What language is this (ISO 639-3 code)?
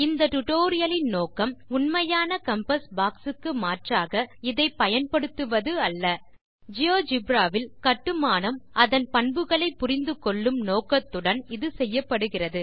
tam